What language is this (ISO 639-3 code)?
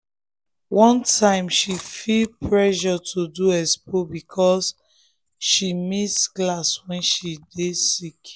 pcm